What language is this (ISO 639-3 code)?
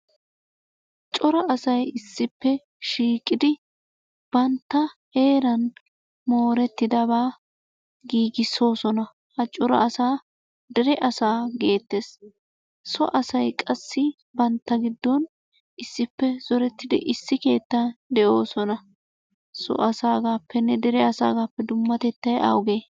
wal